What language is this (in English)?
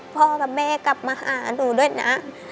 Thai